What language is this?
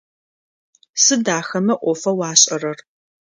Adyghe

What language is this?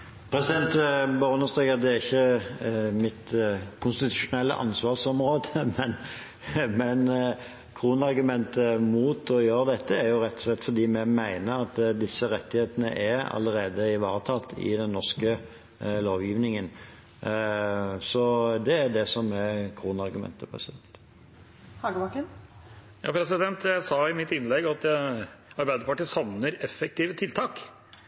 Norwegian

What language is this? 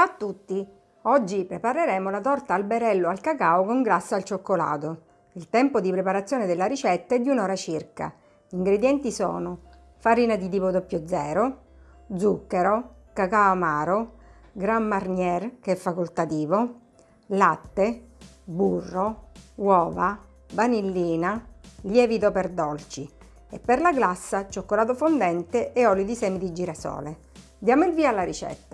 Italian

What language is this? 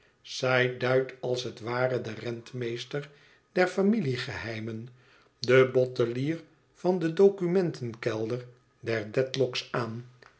Dutch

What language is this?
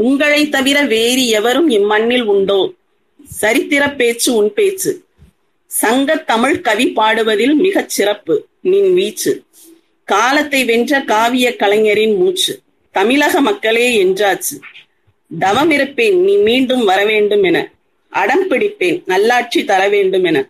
Tamil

